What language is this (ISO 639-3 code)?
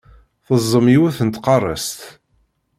kab